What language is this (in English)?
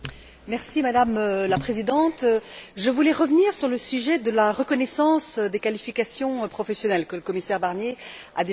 French